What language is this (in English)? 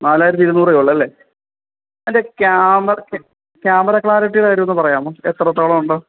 Malayalam